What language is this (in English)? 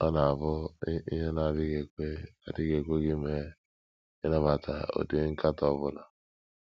Igbo